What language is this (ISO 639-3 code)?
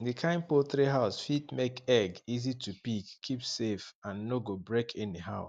pcm